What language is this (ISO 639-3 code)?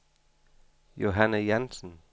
dan